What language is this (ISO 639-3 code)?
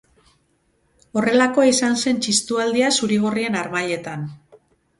eus